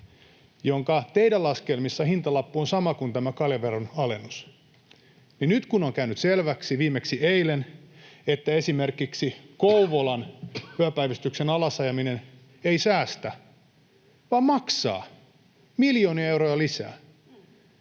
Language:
Finnish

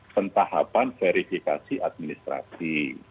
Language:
Indonesian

